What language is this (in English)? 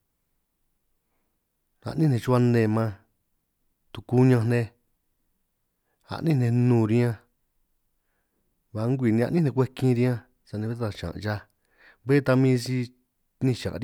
San Martín Itunyoso Triqui